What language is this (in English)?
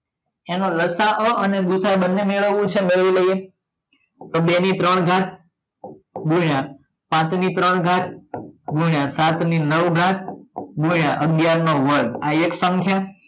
Gujarati